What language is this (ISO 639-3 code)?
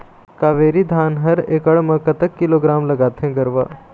hne